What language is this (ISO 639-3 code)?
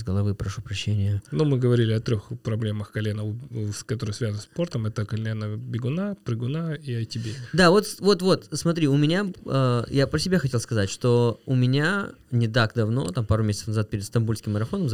rus